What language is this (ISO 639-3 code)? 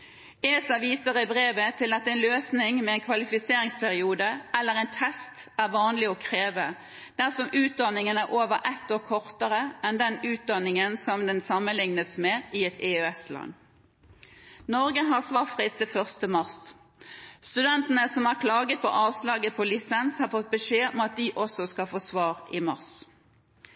nob